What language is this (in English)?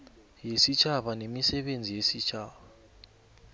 South Ndebele